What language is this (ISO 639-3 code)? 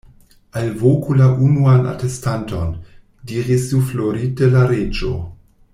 epo